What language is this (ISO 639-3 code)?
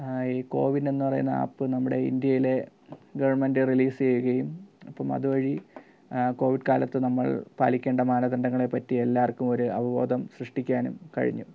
mal